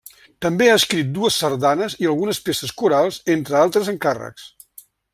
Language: Catalan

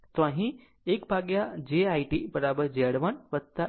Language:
Gujarati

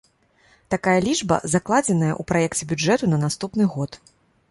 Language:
Belarusian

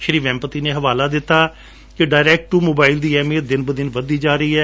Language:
Punjabi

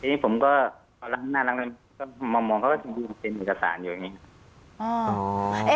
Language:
Thai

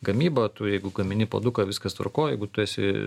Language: Lithuanian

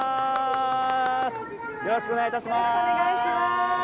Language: Japanese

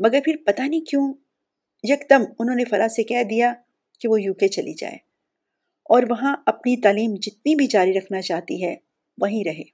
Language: Urdu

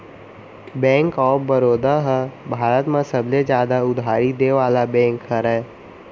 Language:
Chhattisgarhi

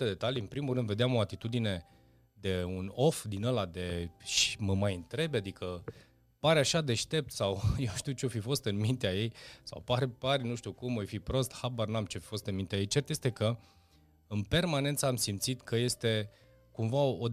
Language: Romanian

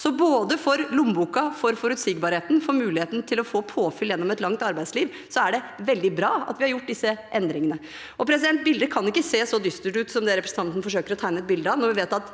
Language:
Norwegian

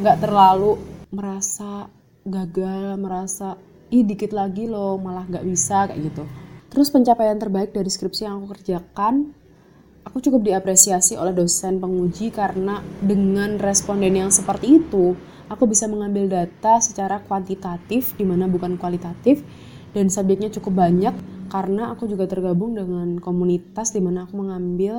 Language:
Indonesian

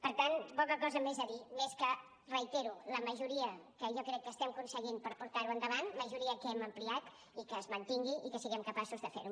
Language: Catalan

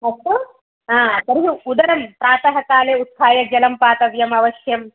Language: Sanskrit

